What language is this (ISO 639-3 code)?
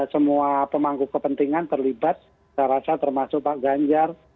ind